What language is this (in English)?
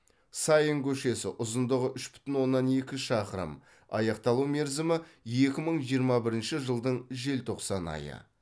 Kazakh